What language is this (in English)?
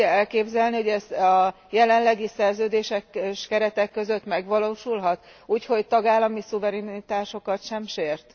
Hungarian